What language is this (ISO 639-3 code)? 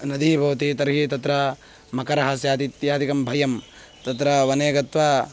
san